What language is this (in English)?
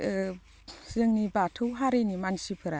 Bodo